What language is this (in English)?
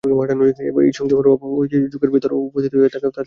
Bangla